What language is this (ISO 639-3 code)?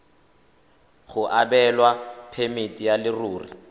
tsn